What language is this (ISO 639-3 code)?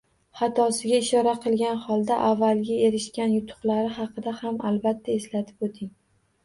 uzb